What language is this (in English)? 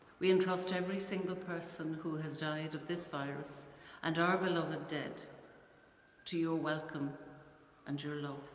English